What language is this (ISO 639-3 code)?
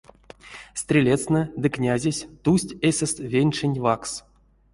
myv